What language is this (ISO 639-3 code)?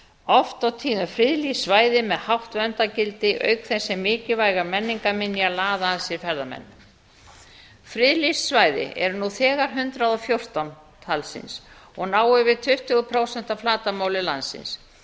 isl